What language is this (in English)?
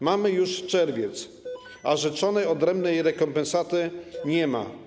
Polish